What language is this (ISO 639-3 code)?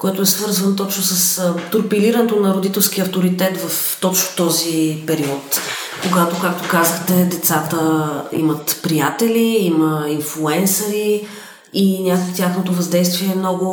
bul